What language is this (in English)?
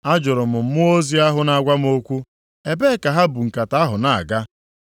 Igbo